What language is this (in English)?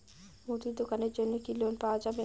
Bangla